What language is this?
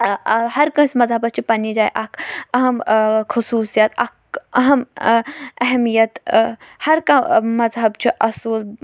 Kashmiri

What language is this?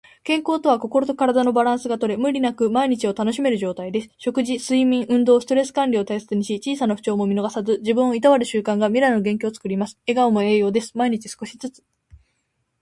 Japanese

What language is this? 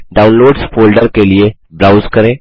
Hindi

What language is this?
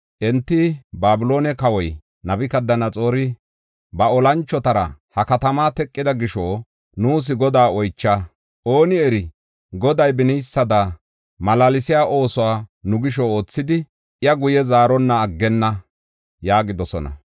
Gofa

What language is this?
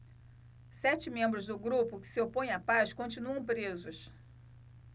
Portuguese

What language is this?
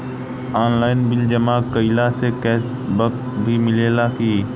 Bhojpuri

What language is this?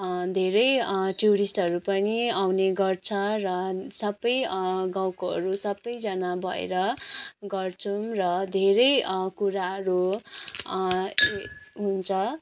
Nepali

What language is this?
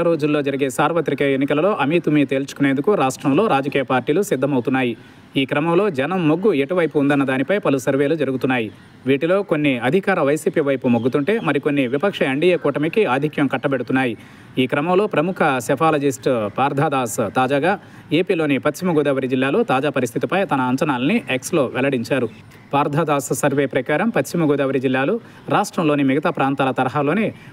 Telugu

